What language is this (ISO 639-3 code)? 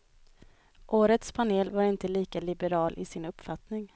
swe